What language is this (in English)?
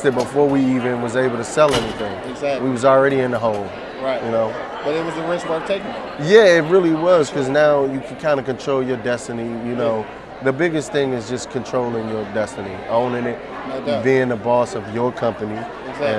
English